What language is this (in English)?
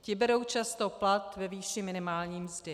Czech